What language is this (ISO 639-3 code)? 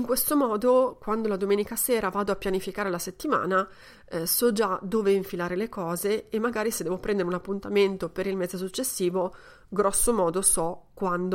ita